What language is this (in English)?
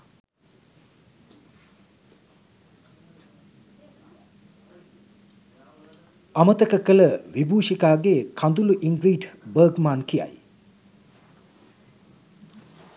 Sinhala